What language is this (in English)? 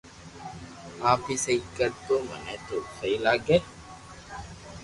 Loarki